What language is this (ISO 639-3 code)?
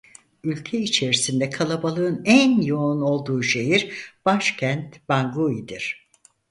tur